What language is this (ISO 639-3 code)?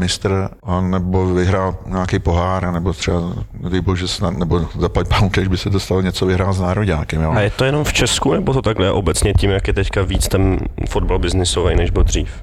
ces